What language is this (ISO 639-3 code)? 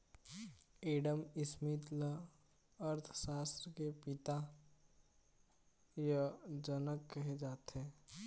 hne